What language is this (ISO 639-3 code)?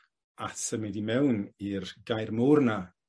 cym